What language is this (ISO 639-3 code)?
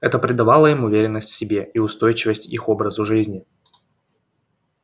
rus